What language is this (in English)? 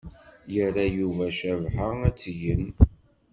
Kabyle